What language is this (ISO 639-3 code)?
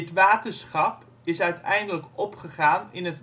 nld